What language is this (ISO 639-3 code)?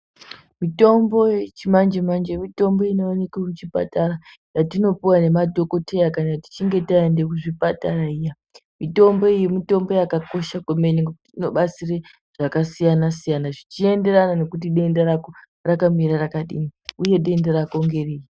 ndc